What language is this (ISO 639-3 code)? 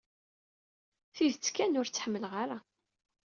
kab